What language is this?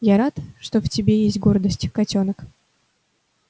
Russian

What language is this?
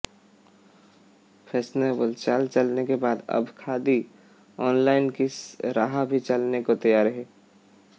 Hindi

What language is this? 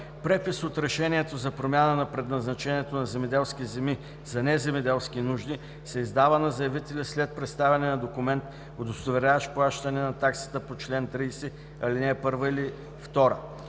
Bulgarian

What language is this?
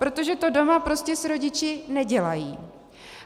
Czech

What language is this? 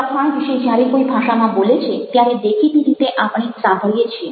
Gujarati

